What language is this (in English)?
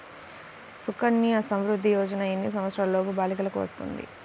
Telugu